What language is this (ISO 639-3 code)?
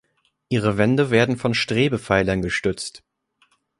deu